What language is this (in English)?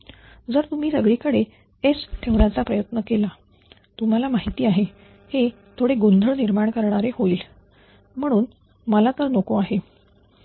Marathi